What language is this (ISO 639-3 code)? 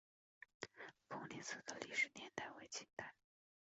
zho